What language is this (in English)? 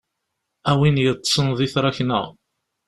Kabyle